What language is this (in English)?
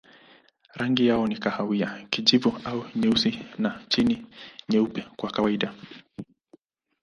Swahili